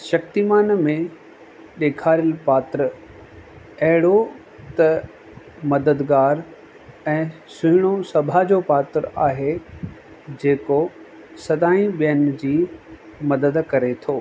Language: Sindhi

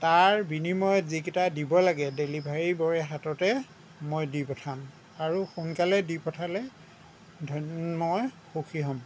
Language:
Assamese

